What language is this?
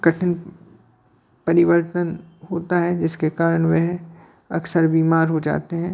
Hindi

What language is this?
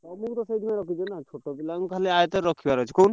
Odia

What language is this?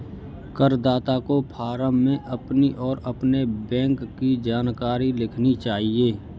Hindi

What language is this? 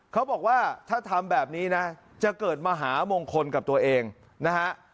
Thai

